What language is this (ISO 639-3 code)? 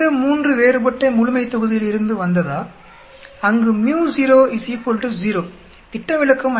tam